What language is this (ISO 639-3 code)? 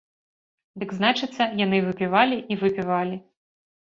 bel